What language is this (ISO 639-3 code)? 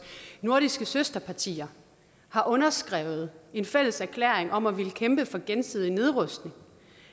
dan